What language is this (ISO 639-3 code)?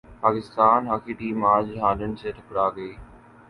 urd